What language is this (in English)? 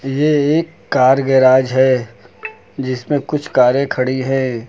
Hindi